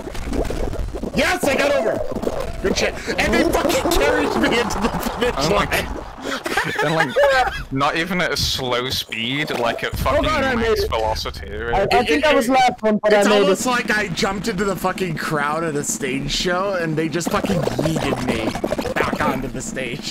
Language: English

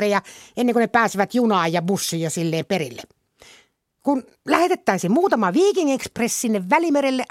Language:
Finnish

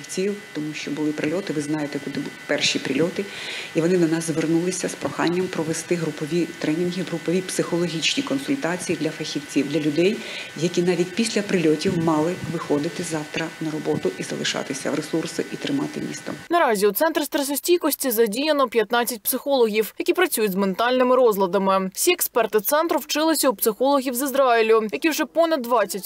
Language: Ukrainian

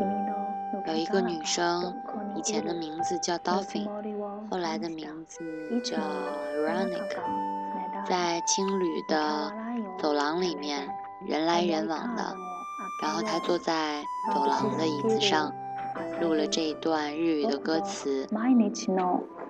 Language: Chinese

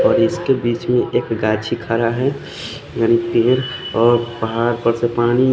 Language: Hindi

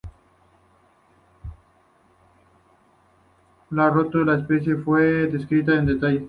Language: Spanish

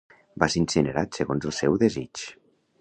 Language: Catalan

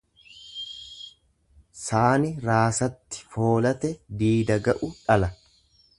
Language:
Oromo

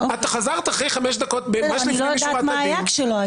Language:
Hebrew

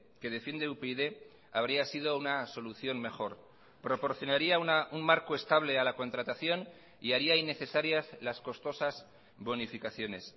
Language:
Spanish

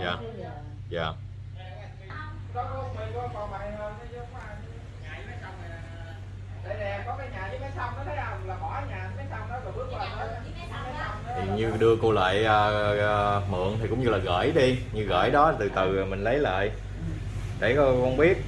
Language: Vietnamese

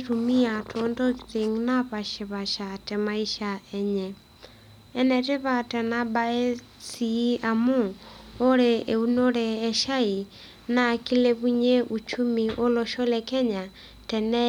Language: Masai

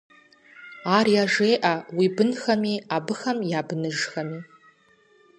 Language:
Kabardian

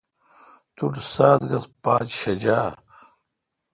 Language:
Kalkoti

